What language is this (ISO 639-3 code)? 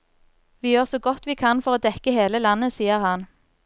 nor